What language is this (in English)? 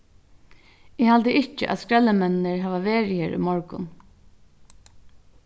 Faroese